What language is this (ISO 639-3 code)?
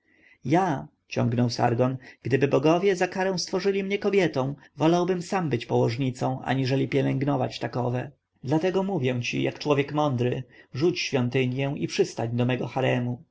pol